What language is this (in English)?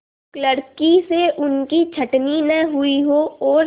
Hindi